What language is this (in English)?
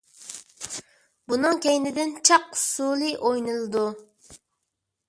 Uyghur